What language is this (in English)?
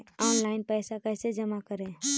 Magahi